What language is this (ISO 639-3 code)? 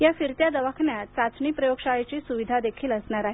mar